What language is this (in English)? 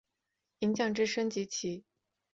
Chinese